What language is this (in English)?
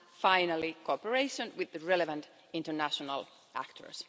English